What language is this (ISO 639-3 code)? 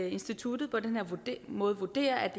dan